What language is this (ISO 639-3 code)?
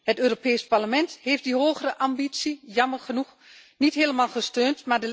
nld